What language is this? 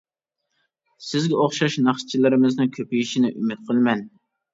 Uyghur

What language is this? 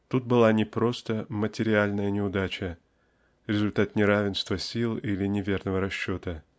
Russian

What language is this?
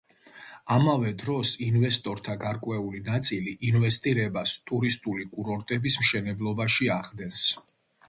Georgian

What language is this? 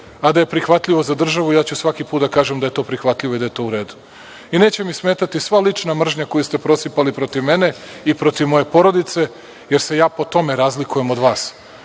Serbian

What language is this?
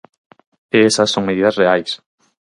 Galician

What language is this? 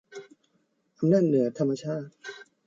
Thai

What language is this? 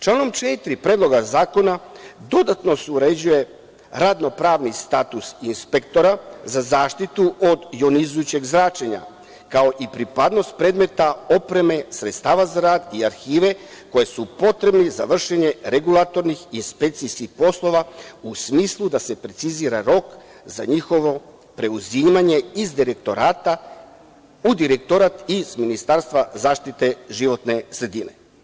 Serbian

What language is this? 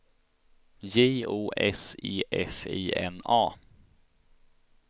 Swedish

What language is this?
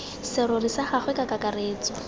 Tswana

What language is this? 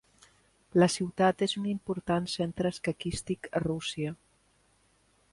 Catalan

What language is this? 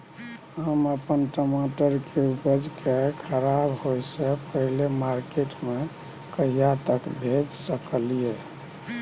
Maithili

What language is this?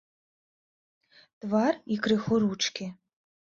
Belarusian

